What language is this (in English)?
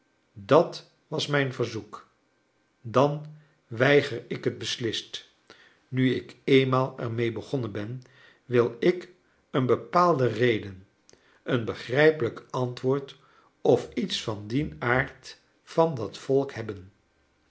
Dutch